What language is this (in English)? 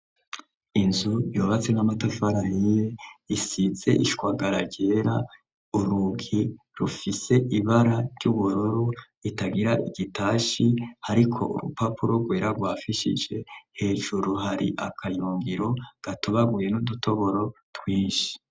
Rundi